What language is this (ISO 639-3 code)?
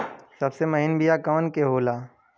bho